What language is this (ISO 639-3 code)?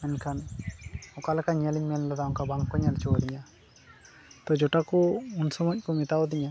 sat